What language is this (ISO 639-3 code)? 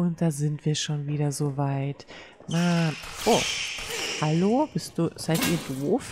deu